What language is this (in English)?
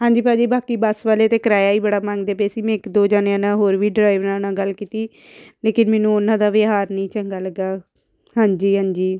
Punjabi